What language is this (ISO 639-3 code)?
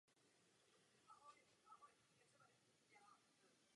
ces